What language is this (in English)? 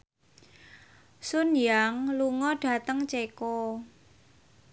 Javanese